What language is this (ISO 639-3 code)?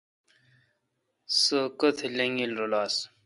xka